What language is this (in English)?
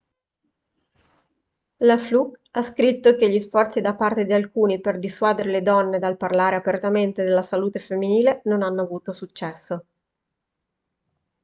Italian